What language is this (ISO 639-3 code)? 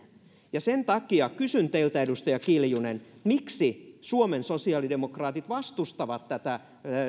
fin